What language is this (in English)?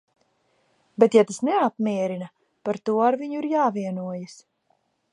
Latvian